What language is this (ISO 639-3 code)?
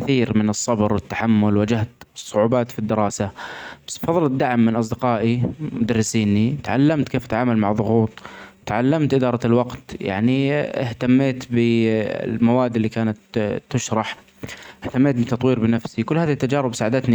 acx